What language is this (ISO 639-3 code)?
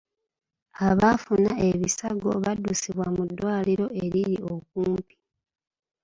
lug